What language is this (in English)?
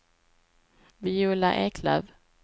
Swedish